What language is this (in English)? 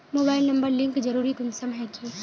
Magahi